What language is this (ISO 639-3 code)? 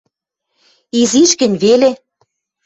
mrj